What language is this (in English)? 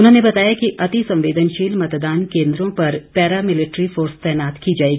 Hindi